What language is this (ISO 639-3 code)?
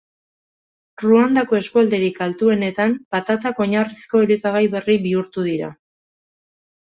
eus